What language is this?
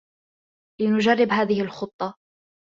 Arabic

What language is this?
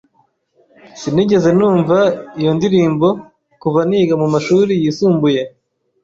Kinyarwanda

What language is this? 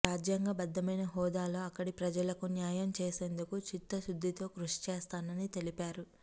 Telugu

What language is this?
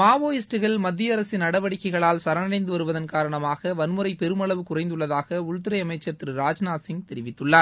Tamil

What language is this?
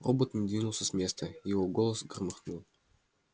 Russian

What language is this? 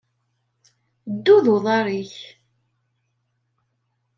Kabyle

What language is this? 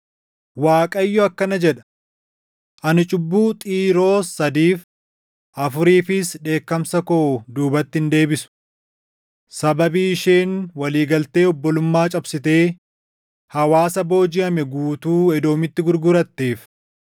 Oromo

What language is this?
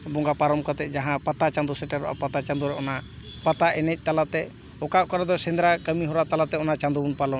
Santali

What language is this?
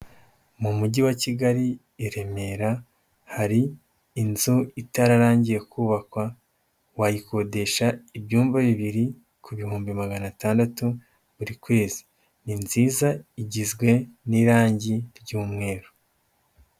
Kinyarwanda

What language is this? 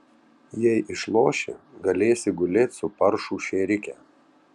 Lithuanian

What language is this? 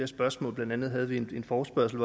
Danish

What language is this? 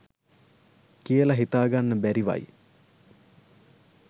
Sinhala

